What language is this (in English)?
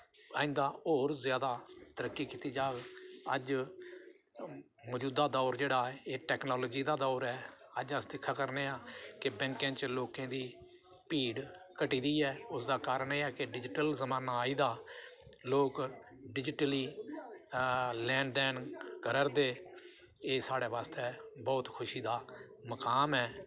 Dogri